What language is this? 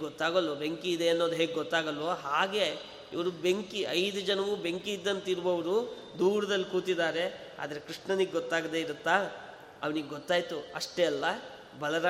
Kannada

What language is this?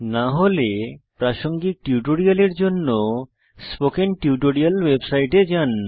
Bangla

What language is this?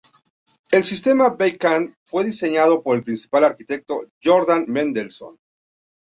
Spanish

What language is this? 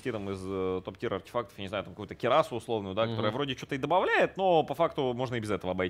Russian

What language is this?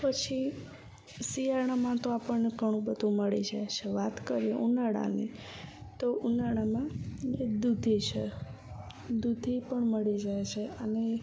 Gujarati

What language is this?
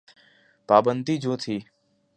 Urdu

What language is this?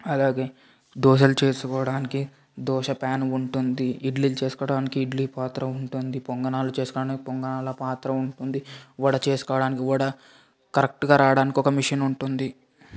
Telugu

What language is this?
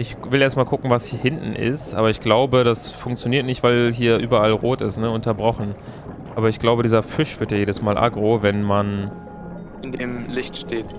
German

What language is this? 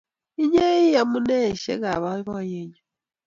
Kalenjin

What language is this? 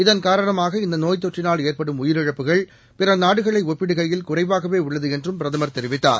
Tamil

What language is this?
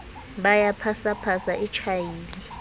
Southern Sotho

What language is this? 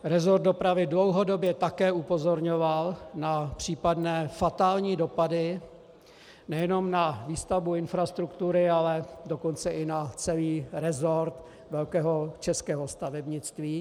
Czech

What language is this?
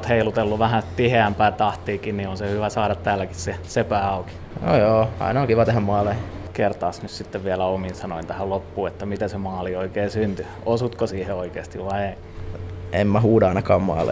Finnish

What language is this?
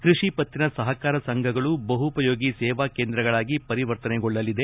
Kannada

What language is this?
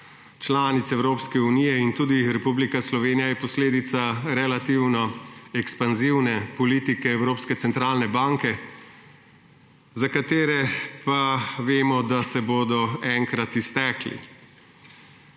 Slovenian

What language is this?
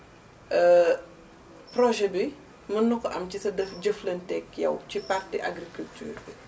Wolof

